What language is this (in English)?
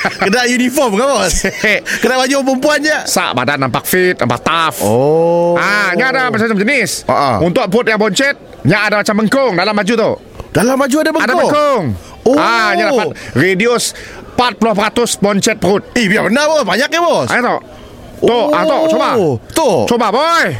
Malay